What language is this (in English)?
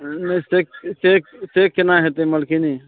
Maithili